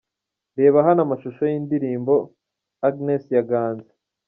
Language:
Kinyarwanda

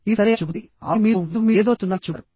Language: Telugu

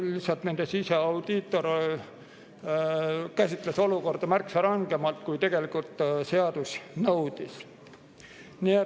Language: Estonian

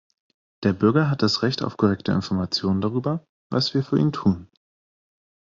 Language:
German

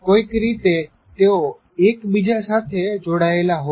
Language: Gujarati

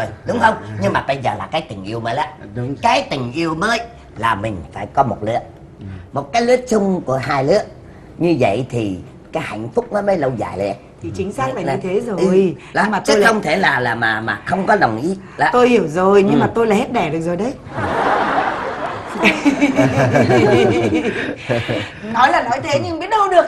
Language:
Vietnamese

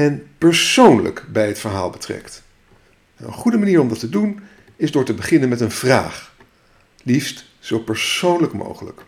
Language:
Dutch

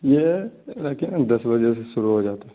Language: Urdu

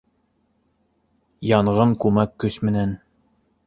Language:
Bashkir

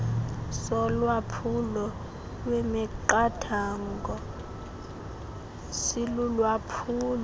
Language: Xhosa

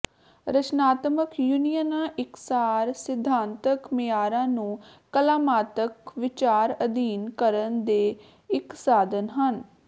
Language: Punjabi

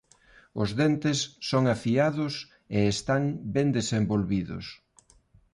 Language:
Galician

